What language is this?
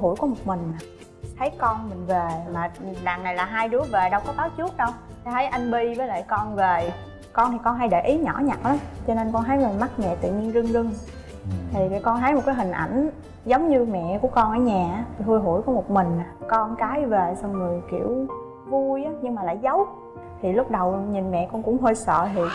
Vietnamese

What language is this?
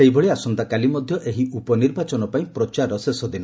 Odia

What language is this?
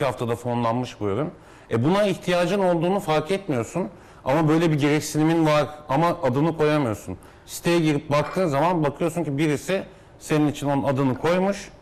Turkish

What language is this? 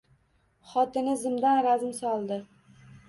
Uzbek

